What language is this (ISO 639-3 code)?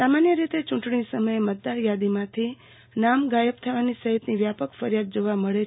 guj